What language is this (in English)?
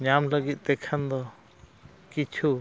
Santali